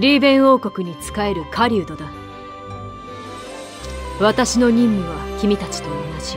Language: Japanese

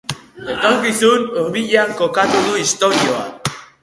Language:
Basque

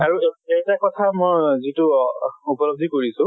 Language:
Assamese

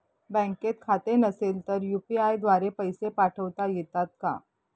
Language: Marathi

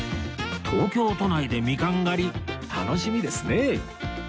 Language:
Japanese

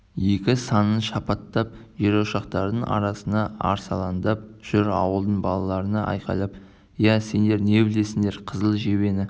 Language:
Kazakh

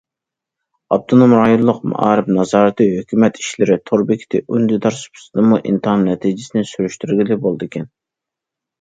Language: Uyghur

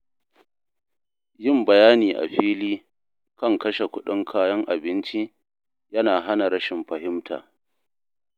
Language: Hausa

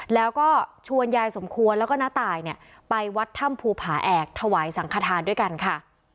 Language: Thai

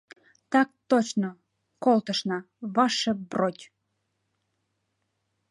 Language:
Mari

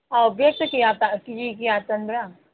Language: Manipuri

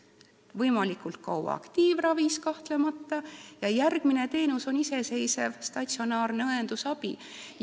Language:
Estonian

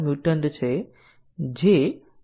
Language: Gujarati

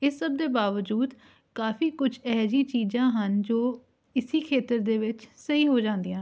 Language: Punjabi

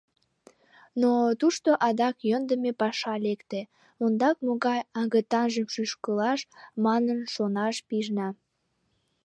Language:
Mari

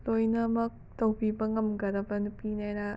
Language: Manipuri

